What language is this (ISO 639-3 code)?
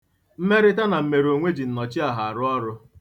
ibo